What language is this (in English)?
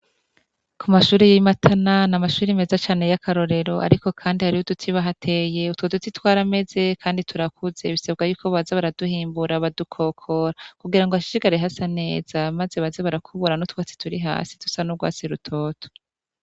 Rundi